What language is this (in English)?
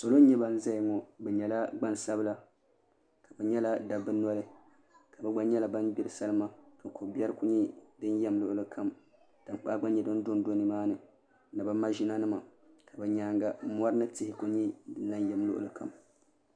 Dagbani